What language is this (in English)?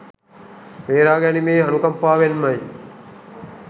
Sinhala